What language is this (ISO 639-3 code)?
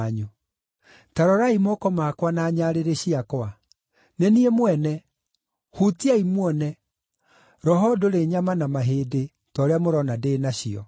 kik